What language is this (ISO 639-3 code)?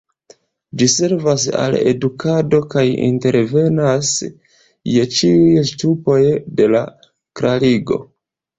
epo